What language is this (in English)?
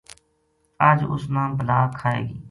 Gujari